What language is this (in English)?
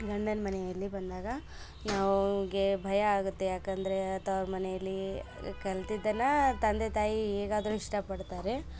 Kannada